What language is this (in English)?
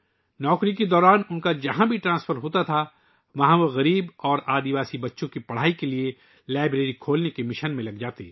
Urdu